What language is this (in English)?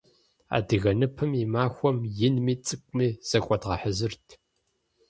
Kabardian